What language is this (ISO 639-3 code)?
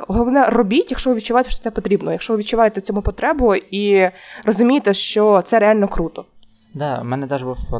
ukr